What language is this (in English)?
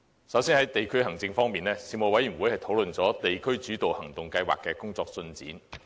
Cantonese